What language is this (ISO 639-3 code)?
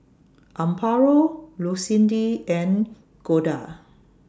eng